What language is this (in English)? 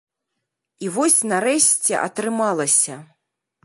Belarusian